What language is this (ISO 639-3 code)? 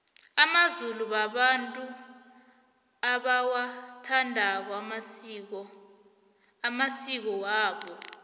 nbl